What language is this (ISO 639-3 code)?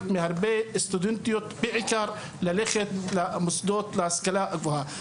heb